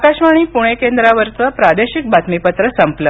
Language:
Marathi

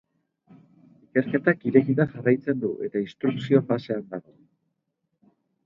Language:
Basque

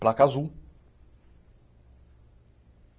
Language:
Portuguese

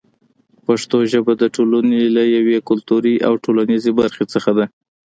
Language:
Pashto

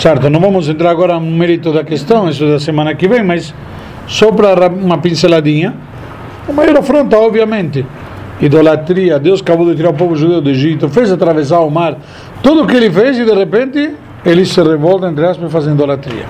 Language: Portuguese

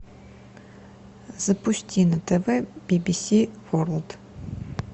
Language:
Russian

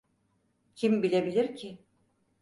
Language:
Turkish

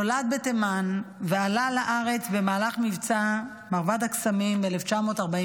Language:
Hebrew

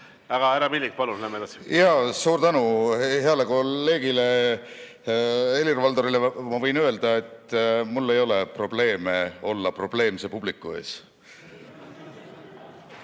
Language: Estonian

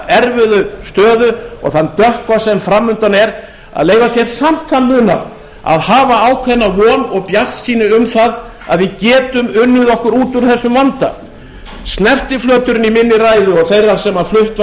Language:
Icelandic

